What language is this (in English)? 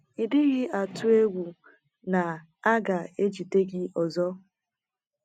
Igbo